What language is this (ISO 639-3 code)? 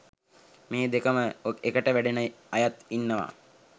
sin